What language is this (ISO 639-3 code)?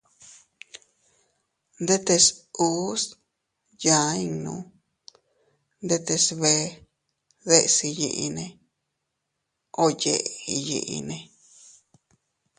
cut